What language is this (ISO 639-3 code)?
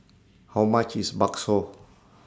eng